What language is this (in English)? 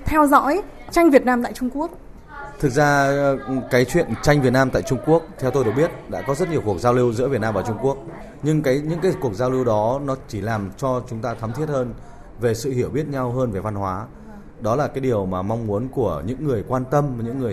Vietnamese